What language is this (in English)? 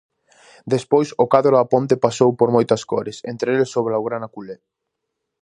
Galician